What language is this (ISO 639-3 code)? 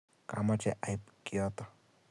kln